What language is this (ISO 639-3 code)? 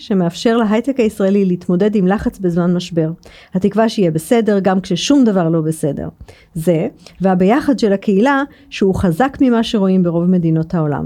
heb